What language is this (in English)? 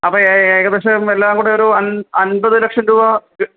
Malayalam